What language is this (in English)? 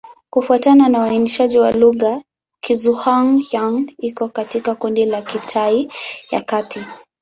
Swahili